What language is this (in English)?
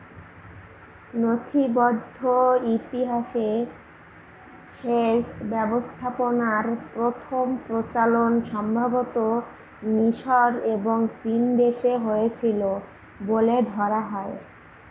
Bangla